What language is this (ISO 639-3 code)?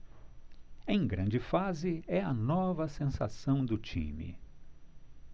por